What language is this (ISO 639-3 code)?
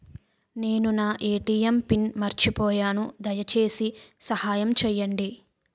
tel